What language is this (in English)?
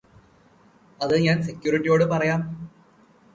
Malayalam